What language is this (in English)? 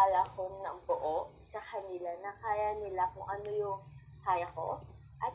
Filipino